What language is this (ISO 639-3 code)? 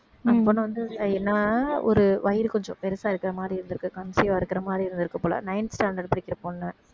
tam